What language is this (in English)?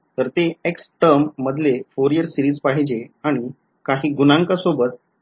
Marathi